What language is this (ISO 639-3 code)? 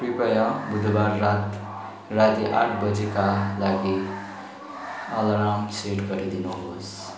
nep